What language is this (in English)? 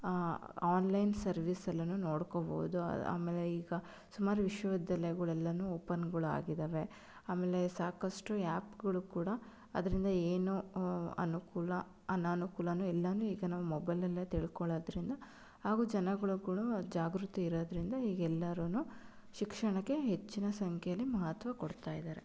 Kannada